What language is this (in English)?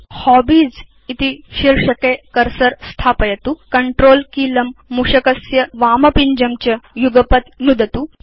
Sanskrit